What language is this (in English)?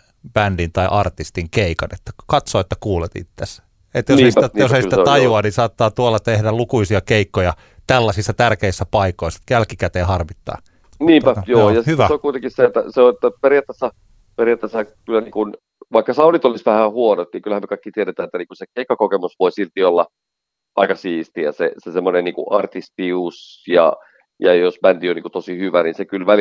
Finnish